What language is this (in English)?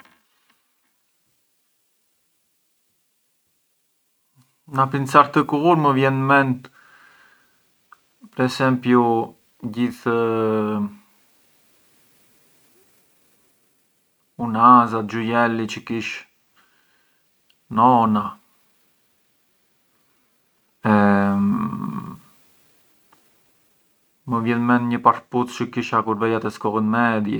Arbëreshë Albanian